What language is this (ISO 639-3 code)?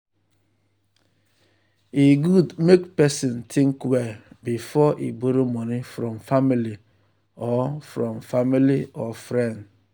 pcm